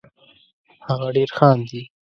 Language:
Pashto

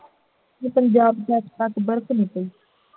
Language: Punjabi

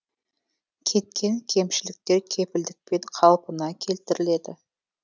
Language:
Kazakh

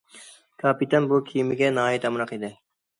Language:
Uyghur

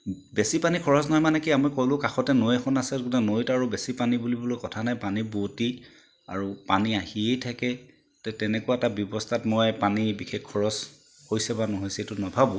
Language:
Assamese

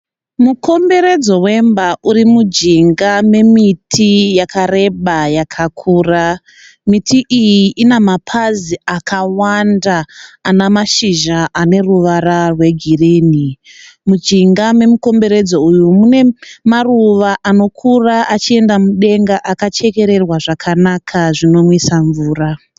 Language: Shona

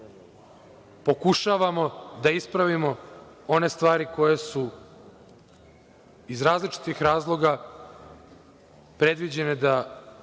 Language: Serbian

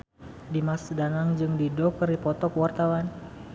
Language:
Sundanese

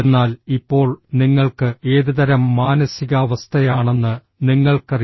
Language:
Malayalam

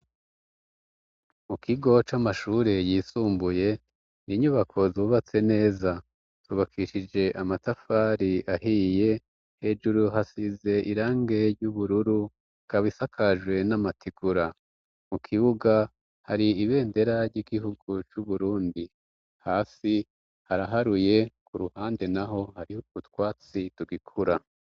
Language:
Rundi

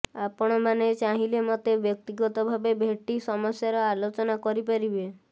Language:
Odia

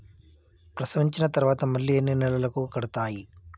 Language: Telugu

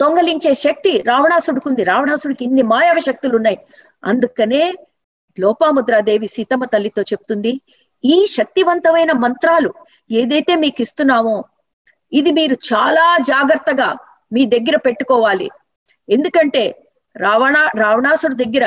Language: Telugu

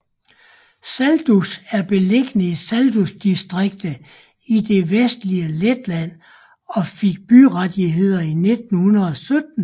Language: Danish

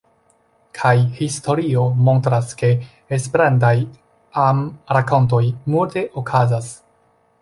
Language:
Esperanto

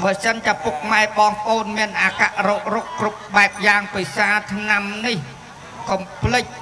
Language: Thai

